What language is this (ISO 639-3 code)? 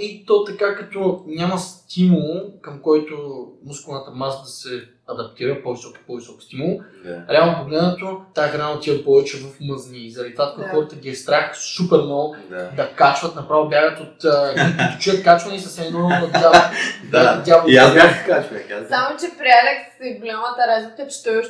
bul